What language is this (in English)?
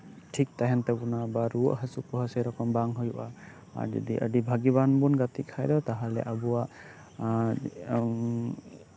Santali